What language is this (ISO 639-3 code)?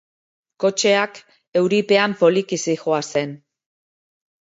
eus